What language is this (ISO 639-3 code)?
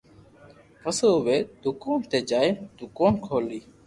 lrk